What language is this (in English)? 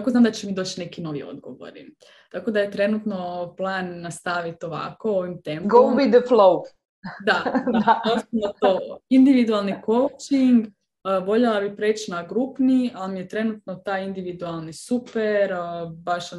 Croatian